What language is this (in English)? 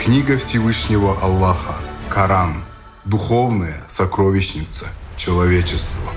Russian